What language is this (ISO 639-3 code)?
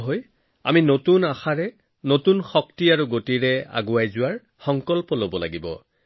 asm